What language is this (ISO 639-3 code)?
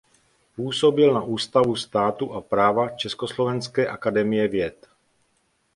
ces